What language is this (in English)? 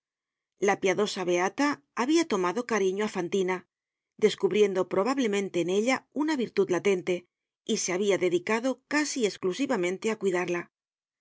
Spanish